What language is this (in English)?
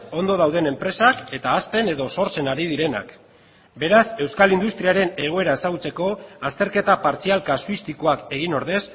Basque